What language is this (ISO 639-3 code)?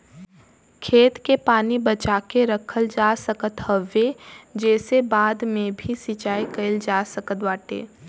bho